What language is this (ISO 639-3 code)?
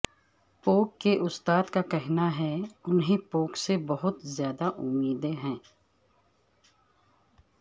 urd